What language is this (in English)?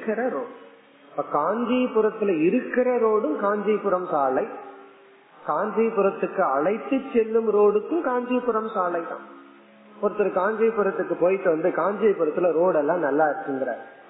Tamil